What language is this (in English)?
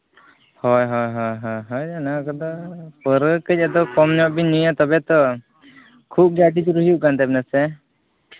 Santali